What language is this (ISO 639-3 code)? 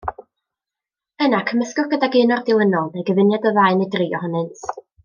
cym